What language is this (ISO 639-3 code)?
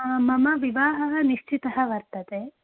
san